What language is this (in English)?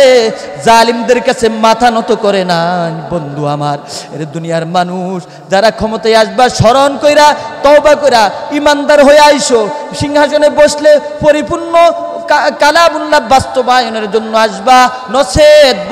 Bangla